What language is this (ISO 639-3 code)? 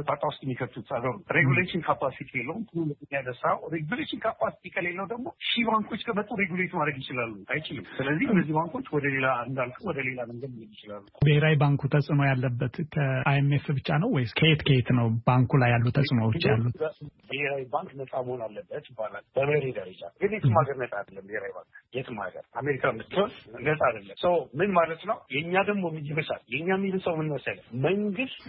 amh